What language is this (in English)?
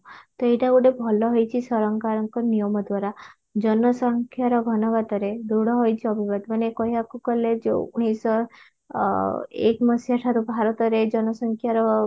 Odia